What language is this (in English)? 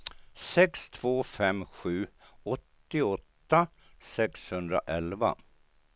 Swedish